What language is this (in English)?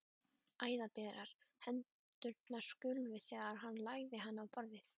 Icelandic